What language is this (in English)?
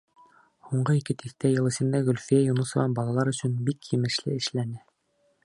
Bashkir